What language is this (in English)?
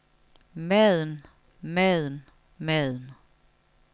Danish